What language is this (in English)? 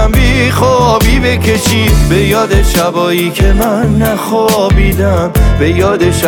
Persian